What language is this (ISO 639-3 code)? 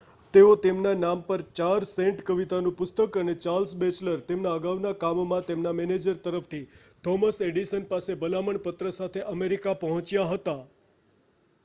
guj